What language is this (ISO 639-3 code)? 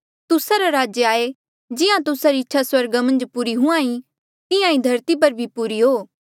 mjl